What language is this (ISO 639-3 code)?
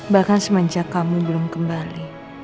ind